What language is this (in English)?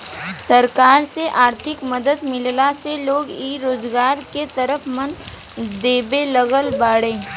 Bhojpuri